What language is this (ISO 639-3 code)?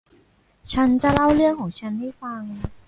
tha